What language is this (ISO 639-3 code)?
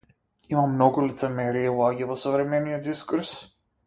mkd